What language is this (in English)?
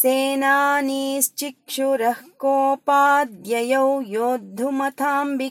Kannada